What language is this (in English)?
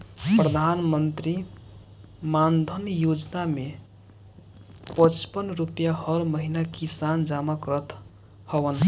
Bhojpuri